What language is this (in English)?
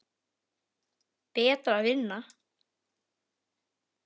Icelandic